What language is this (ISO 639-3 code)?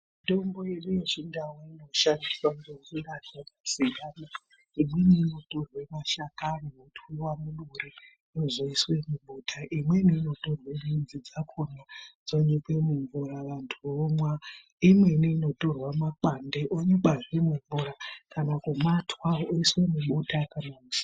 ndc